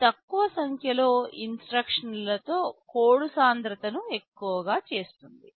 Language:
Telugu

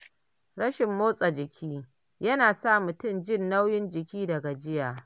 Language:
Hausa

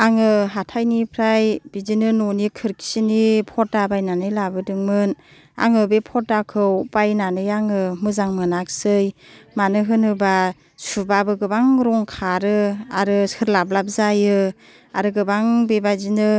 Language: Bodo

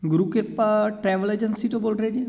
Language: Punjabi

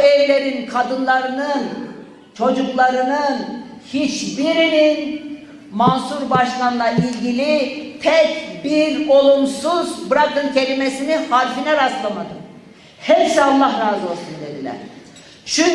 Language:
Turkish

